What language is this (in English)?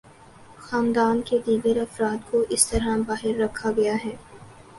Urdu